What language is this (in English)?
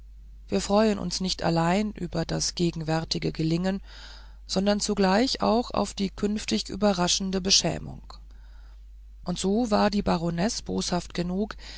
German